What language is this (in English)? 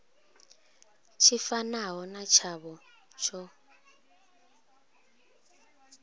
Venda